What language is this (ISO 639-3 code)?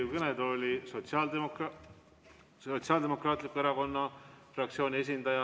est